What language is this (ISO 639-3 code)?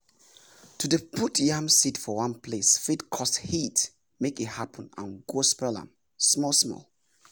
pcm